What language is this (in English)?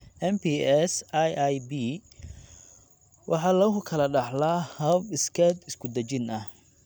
Somali